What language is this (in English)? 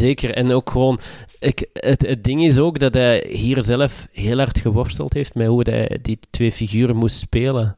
Dutch